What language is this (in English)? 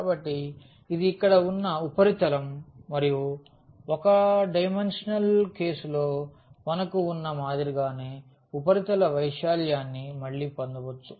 Telugu